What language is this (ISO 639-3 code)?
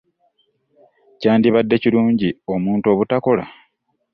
lug